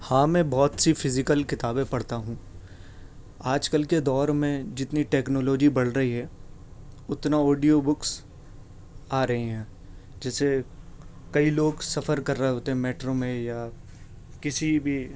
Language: Urdu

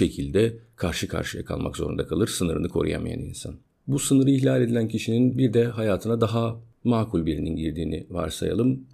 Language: Turkish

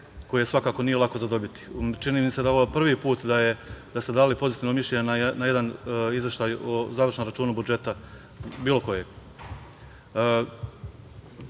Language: Serbian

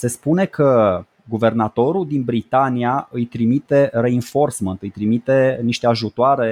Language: Romanian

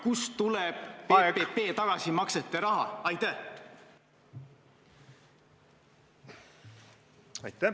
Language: Estonian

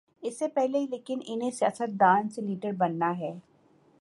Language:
Urdu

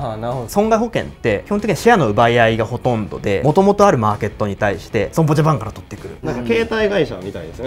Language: Japanese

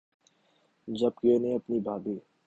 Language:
Urdu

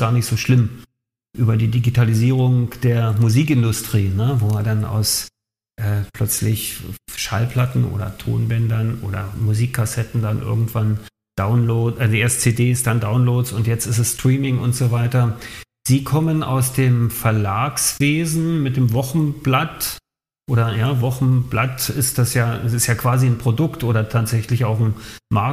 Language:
German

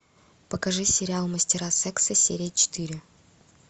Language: Russian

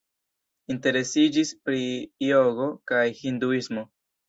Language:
Esperanto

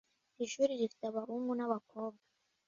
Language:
Kinyarwanda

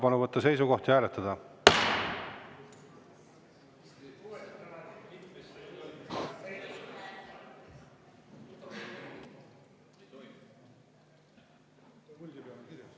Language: Estonian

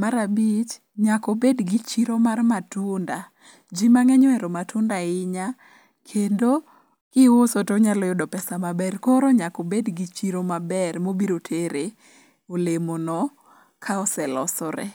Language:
Luo (Kenya and Tanzania)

